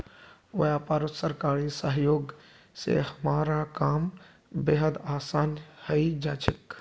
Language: Magahi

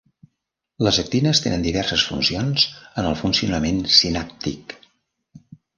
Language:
Catalan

